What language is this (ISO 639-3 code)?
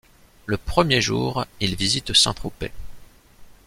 fra